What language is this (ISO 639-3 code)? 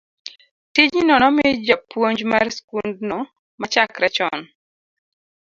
luo